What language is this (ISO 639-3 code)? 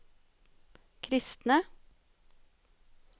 nor